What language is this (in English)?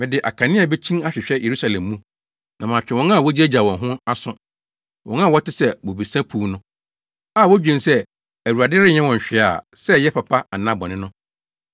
Akan